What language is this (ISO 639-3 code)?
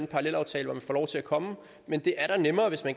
dan